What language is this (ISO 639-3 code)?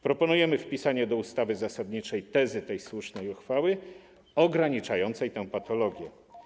pol